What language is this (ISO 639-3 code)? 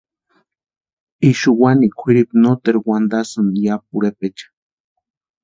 pua